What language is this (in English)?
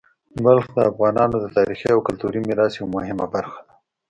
Pashto